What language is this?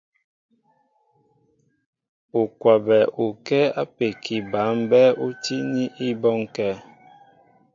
Mbo (Cameroon)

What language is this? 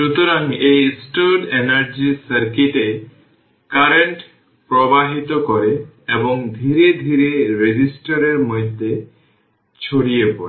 Bangla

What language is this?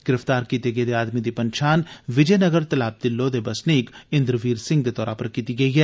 Dogri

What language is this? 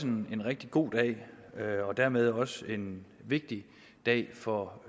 Danish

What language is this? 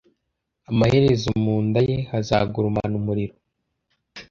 Kinyarwanda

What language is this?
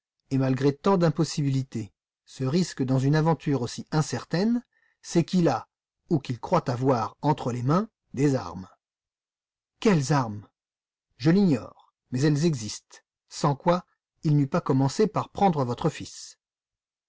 French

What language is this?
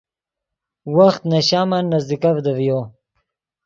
Yidgha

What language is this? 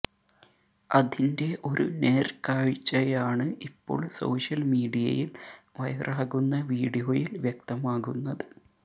Malayalam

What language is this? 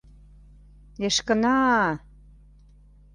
Mari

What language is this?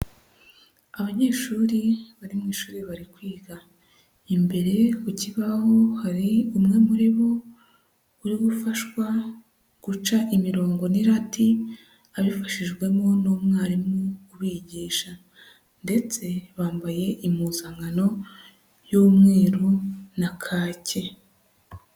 Kinyarwanda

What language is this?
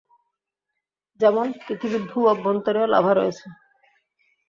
Bangla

